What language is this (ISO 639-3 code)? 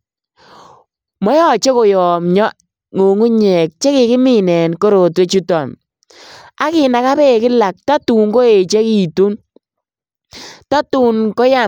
kln